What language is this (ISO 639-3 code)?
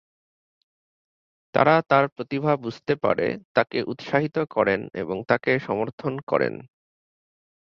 ben